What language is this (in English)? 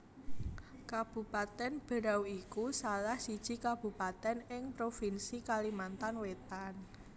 Javanese